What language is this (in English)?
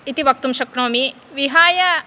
Sanskrit